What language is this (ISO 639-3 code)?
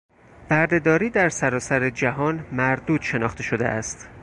fas